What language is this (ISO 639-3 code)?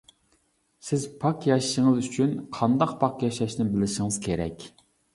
uig